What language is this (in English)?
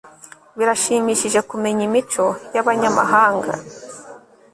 Kinyarwanda